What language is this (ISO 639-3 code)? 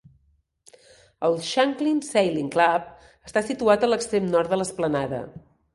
cat